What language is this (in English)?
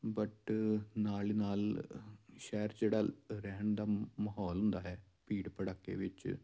Punjabi